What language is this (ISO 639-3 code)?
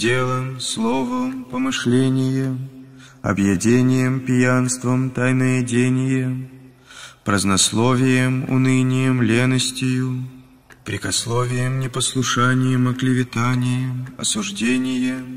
rus